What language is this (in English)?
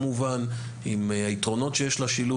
Hebrew